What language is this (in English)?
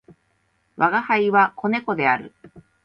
Japanese